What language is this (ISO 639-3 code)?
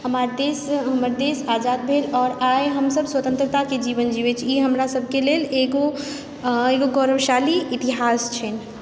mai